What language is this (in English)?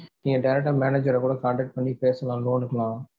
Tamil